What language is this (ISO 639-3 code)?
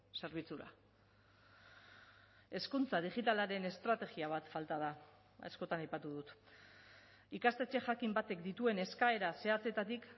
eus